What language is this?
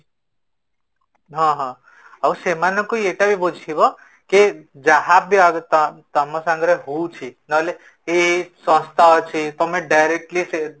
Odia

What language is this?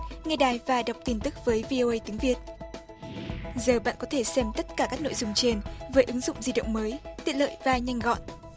Vietnamese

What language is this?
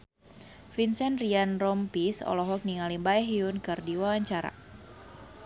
Sundanese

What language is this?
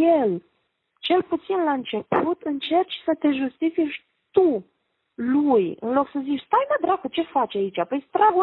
Romanian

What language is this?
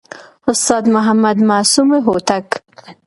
Pashto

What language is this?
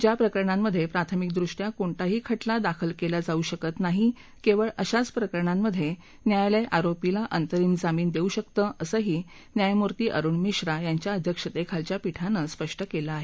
Marathi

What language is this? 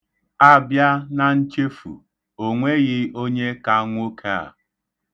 Igbo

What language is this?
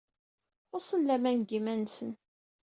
Kabyle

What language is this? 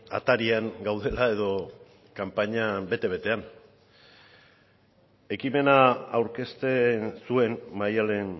Basque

